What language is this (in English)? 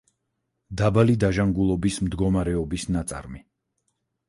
Georgian